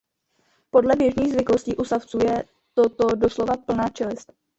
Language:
Czech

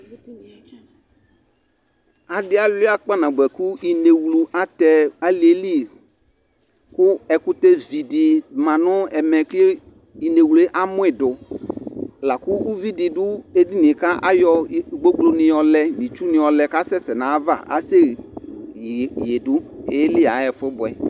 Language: Ikposo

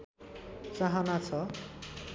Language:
Nepali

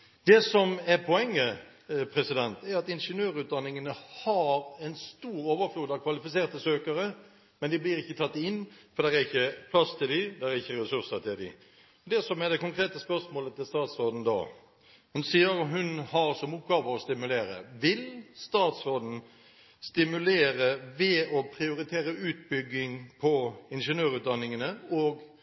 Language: Norwegian Bokmål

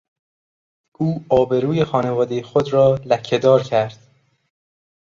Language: Persian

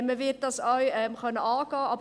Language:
Swiss German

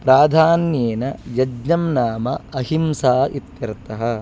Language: Sanskrit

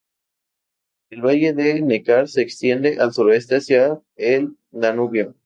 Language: Spanish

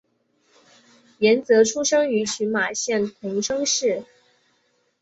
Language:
Chinese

